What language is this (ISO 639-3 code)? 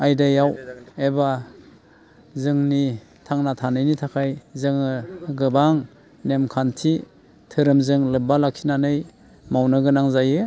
brx